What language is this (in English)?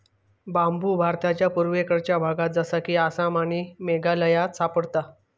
Marathi